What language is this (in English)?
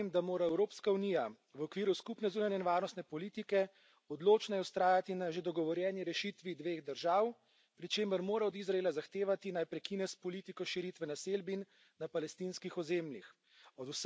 Slovenian